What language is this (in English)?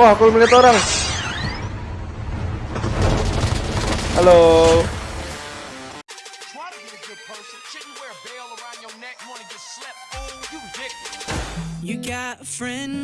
Indonesian